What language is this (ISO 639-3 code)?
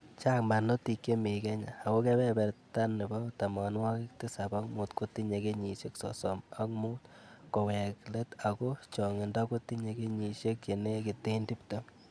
kln